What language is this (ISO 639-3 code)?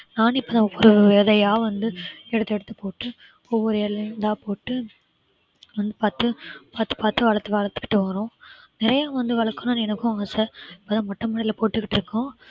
tam